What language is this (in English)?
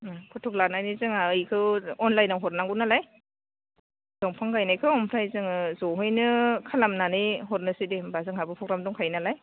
Bodo